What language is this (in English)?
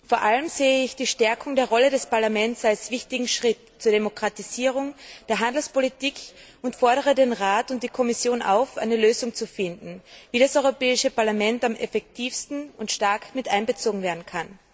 German